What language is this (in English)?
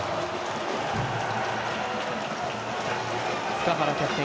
Japanese